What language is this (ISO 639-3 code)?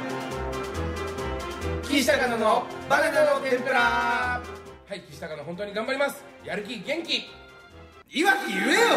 jpn